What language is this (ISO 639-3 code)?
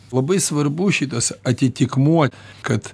lit